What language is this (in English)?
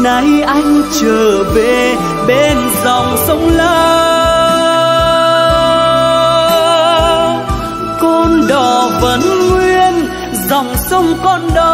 Vietnamese